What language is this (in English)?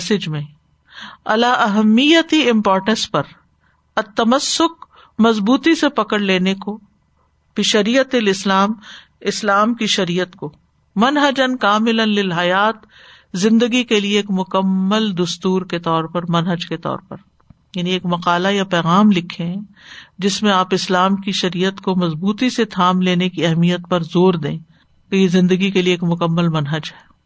Urdu